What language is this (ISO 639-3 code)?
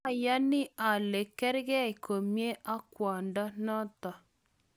kln